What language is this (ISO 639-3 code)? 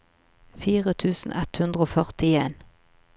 nor